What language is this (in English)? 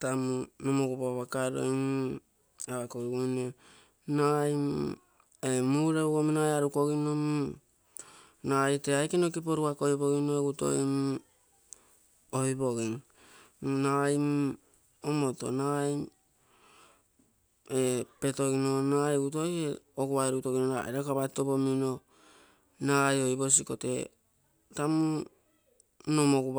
Terei